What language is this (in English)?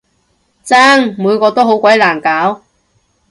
Cantonese